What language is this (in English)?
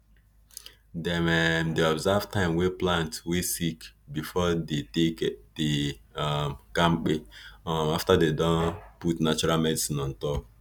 Nigerian Pidgin